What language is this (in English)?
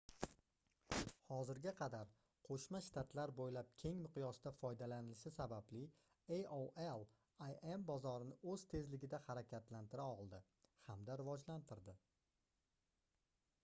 Uzbek